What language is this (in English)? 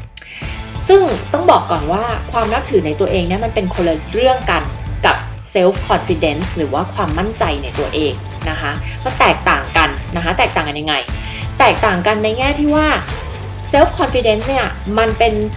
Thai